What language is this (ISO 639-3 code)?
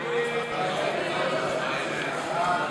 heb